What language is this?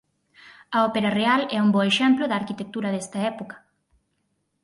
Galician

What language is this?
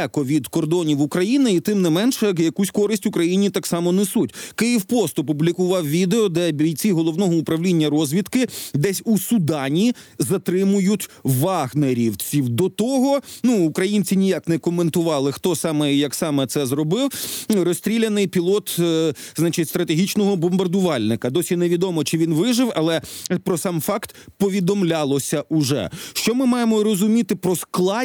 Ukrainian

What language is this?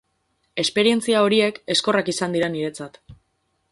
Basque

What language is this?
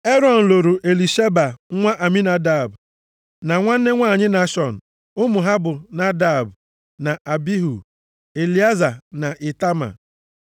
Igbo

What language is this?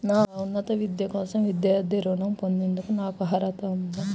Telugu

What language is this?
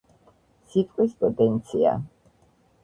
Georgian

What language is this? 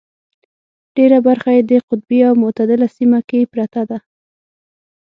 Pashto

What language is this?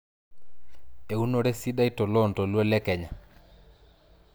Masai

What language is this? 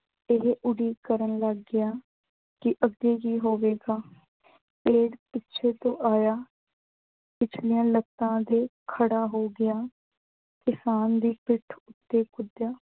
Punjabi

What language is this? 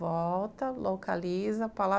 Portuguese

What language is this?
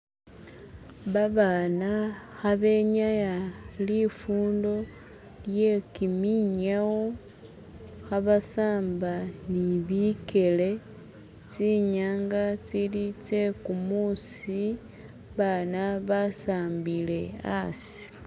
Masaaba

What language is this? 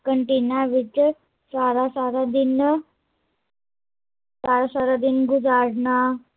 Punjabi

